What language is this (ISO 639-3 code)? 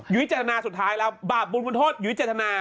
tha